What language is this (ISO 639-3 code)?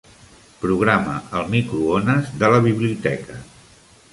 cat